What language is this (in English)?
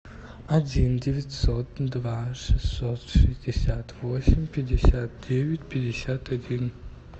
Russian